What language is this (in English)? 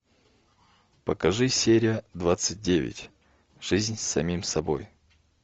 Russian